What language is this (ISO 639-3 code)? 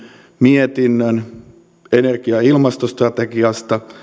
fin